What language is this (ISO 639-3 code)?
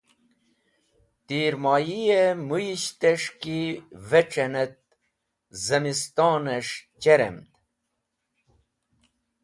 wbl